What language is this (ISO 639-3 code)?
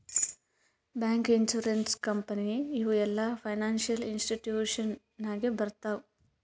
kan